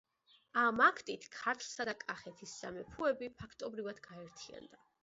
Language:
Georgian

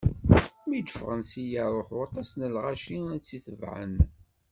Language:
Kabyle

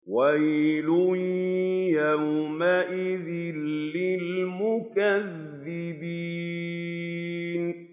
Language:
Arabic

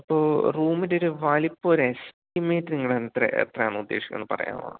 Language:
Malayalam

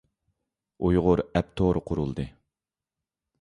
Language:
Uyghur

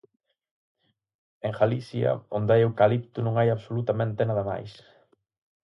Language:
Galician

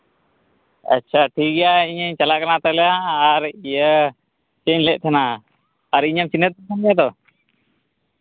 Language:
Santali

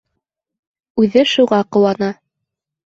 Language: Bashkir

